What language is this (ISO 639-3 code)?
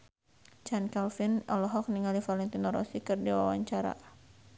sun